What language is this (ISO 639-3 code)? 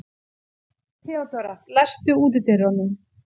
isl